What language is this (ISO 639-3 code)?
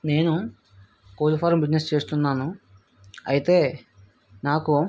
tel